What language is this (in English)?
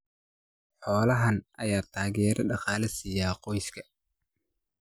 Somali